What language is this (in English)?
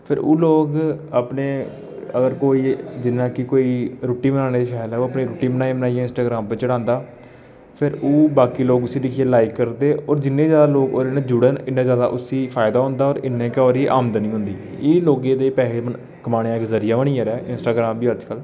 Dogri